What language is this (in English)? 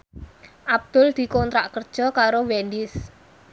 Javanese